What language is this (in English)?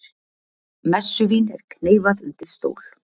Icelandic